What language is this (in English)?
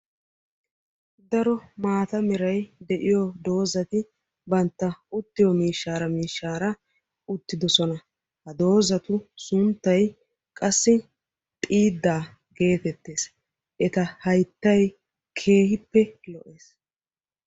Wolaytta